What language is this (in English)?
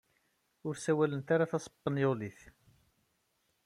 Kabyle